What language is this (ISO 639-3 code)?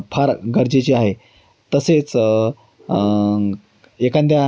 mar